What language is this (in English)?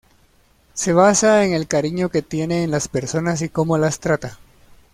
Spanish